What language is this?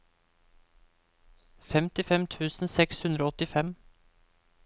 Norwegian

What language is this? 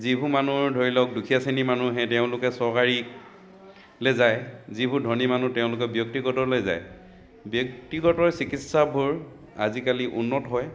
Assamese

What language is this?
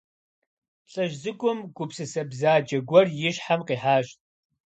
Kabardian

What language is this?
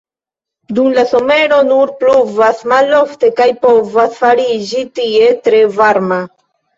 Esperanto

